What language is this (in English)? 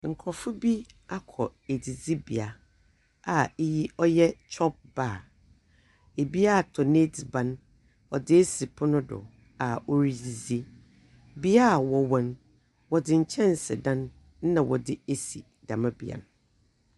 Akan